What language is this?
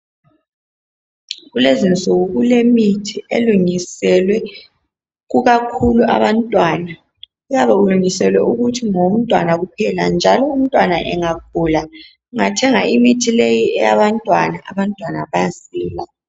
North Ndebele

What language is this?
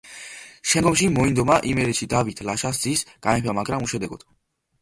Georgian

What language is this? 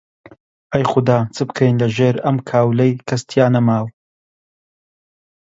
Central Kurdish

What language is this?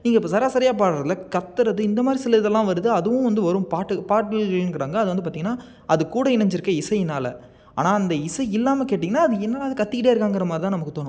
Tamil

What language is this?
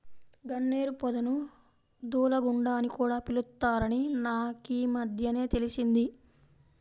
Telugu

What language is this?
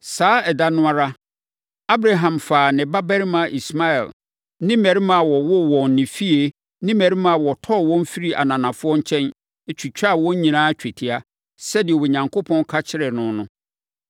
Akan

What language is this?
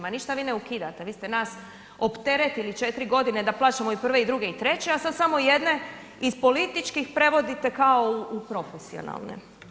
Croatian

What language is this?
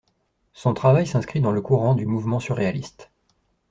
French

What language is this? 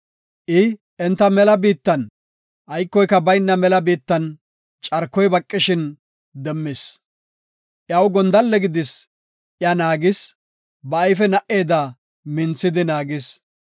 Gofa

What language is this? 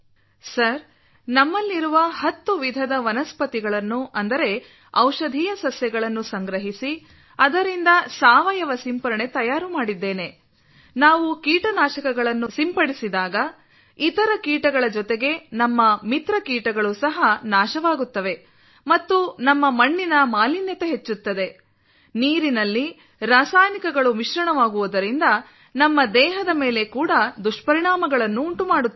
Kannada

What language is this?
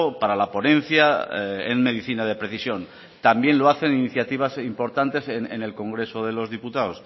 Spanish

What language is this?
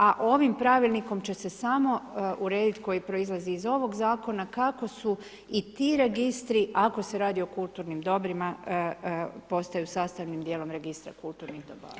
Croatian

